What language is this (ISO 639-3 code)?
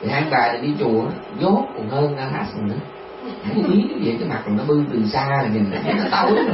vie